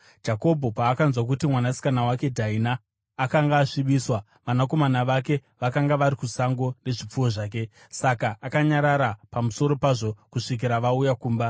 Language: Shona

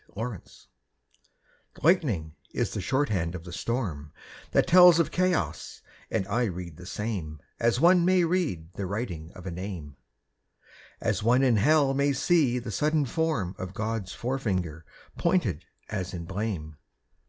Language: English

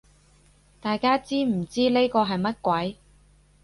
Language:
Cantonese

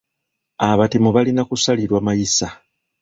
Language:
Ganda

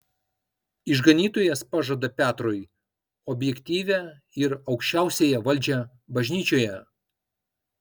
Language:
Lithuanian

